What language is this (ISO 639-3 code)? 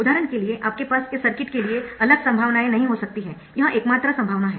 hin